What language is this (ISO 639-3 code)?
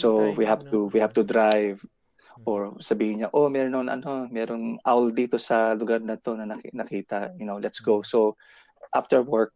fil